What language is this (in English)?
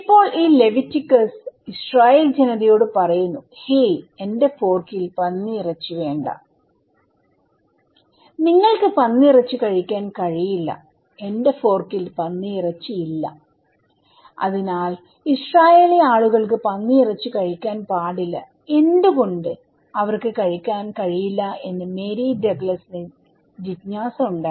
Malayalam